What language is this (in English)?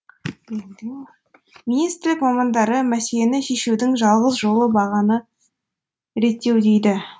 Kazakh